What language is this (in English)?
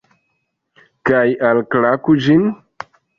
Esperanto